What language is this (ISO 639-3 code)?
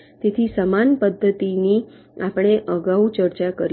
guj